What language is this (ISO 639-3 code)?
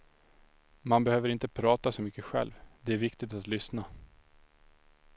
swe